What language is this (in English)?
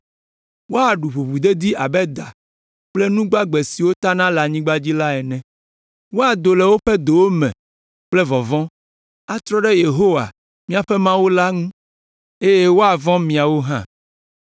Ewe